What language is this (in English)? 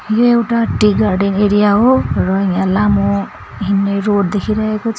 Nepali